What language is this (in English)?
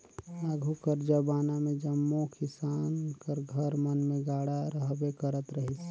Chhattisgarhi